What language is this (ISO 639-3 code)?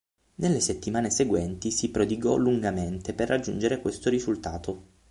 ita